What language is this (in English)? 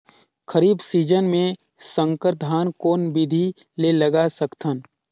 Chhattisgarhi